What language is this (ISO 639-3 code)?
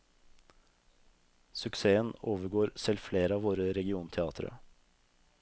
nor